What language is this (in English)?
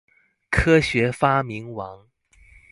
Chinese